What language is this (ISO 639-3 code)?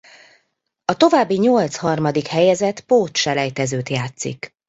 hun